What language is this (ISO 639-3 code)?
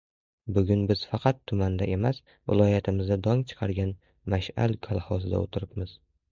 uzb